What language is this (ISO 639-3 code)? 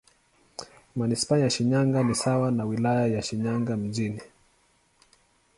swa